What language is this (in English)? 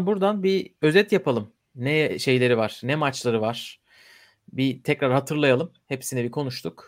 Turkish